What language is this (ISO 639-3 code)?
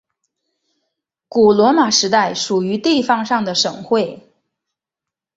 zho